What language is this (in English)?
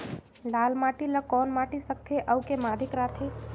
Chhattisgarhi